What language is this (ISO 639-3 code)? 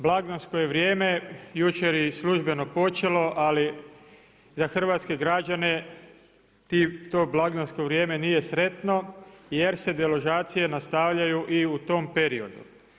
hrv